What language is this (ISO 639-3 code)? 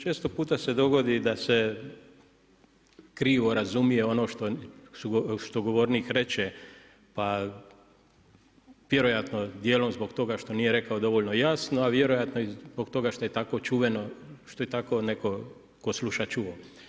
hrv